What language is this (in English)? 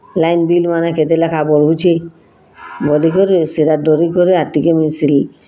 Odia